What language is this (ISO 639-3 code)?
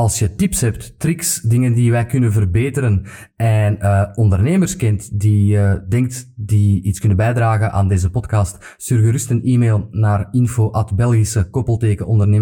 nld